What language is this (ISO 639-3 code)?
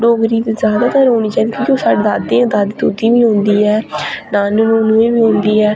doi